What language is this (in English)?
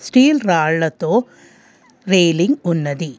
Telugu